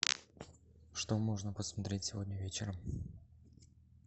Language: Russian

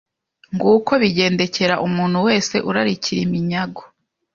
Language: Kinyarwanda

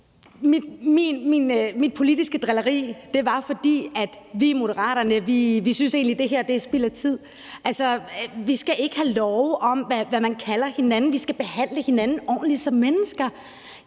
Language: Danish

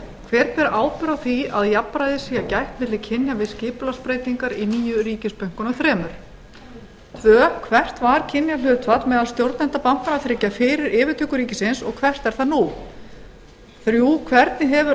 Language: Icelandic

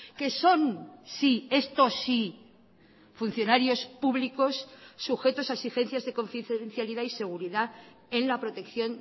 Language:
Spanish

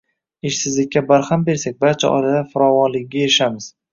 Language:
Uzbek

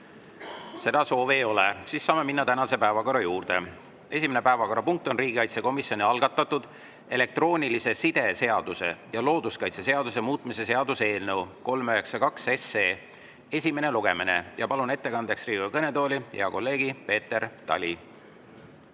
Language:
Estonian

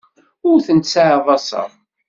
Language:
Kabyle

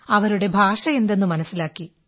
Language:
Malayalam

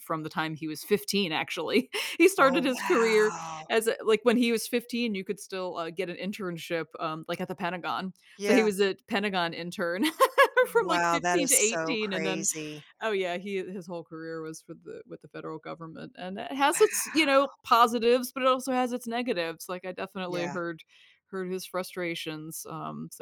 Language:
English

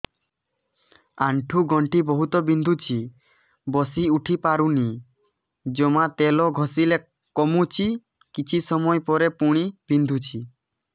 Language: Odia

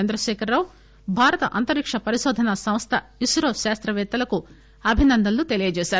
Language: Telugu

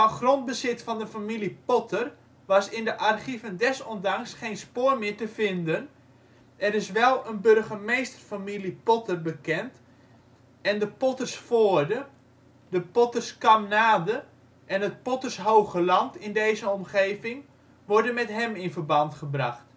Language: Dutch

